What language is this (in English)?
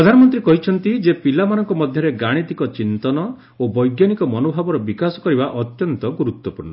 Odia